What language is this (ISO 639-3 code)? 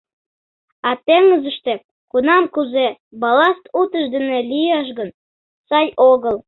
chm